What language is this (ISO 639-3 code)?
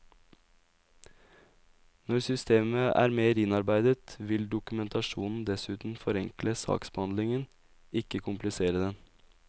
nor